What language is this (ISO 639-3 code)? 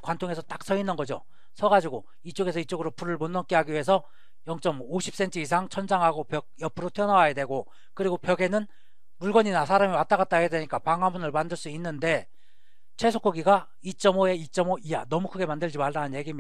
kor